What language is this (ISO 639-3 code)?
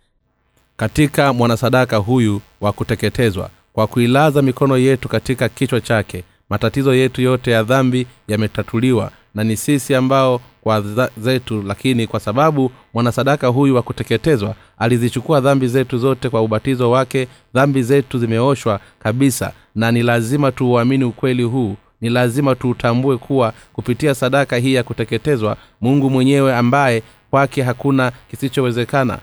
swa